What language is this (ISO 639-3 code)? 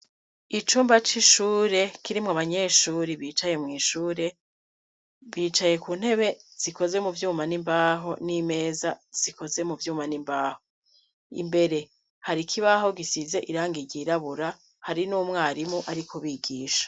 run